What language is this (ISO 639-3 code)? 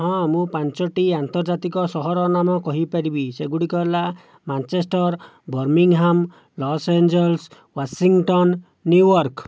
ori